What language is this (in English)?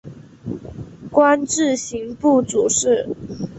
Chinese